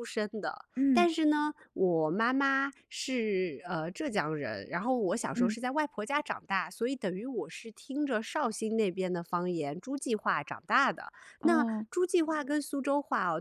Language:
Chinese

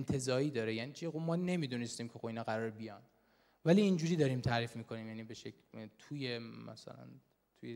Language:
Persian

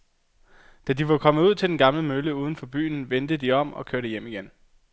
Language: Danish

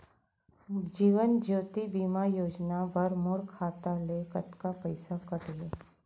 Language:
Chhattisgarhi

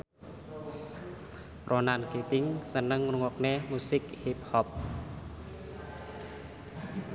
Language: Javanese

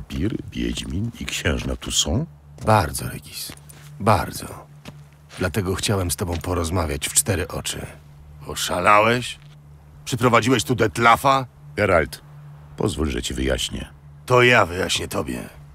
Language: Polish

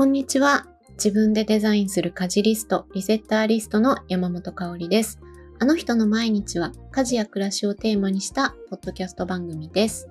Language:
Japanese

